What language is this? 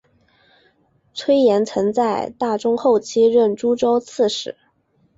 Chinese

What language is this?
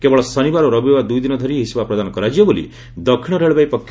Odia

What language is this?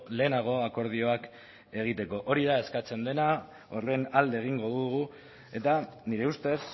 Basque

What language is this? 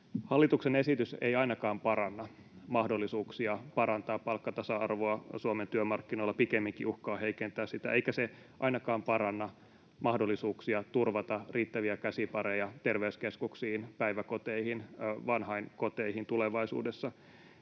Finnish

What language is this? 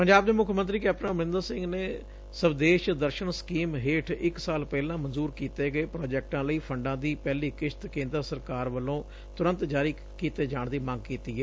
Punjabi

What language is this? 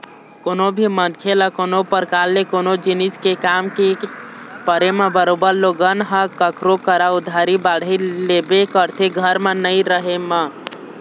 Chhattisgarhi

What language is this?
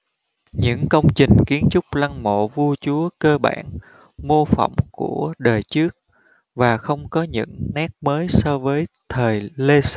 Vietnamese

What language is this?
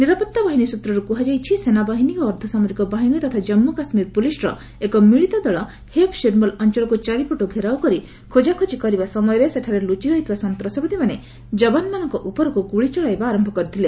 Odia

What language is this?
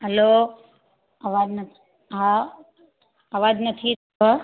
Sindhi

